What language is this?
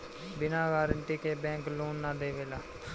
Bhojpuri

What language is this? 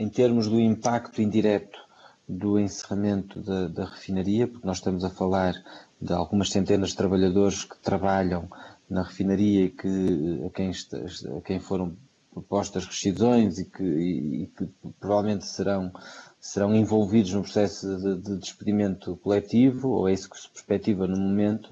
Portuguese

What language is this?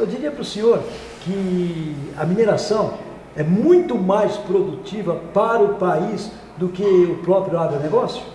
Portuguese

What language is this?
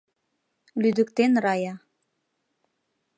Mari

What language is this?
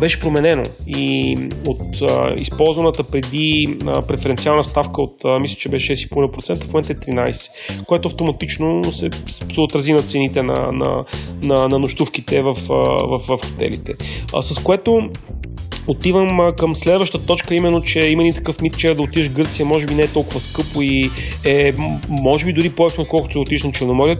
Bulgarian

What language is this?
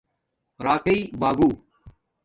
Domaaki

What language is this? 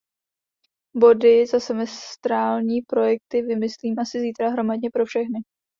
Czech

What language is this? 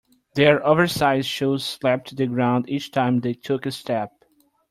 English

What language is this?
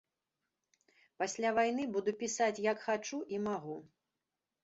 Belarusian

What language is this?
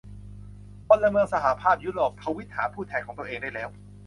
Thai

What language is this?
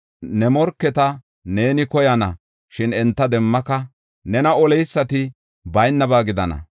Gofa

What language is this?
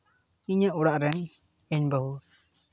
Santali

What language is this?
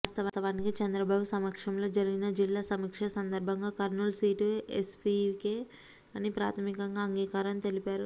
Telugu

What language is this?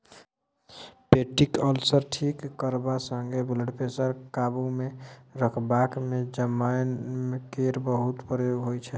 Maithili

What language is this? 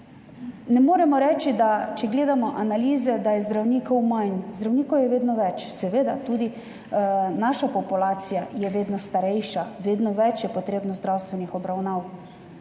Slovenian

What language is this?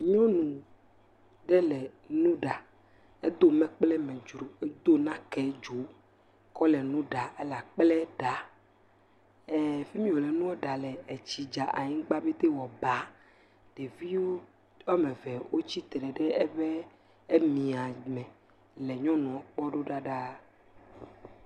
Ewe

